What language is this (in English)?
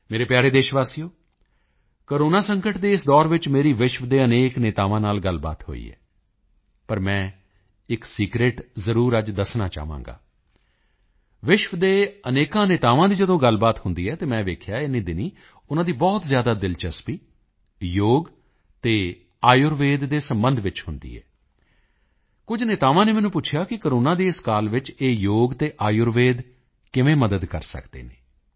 Punjabi